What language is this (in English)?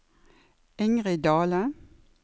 Norwegian